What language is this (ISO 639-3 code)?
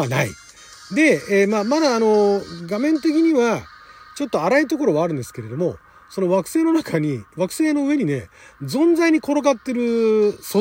jpn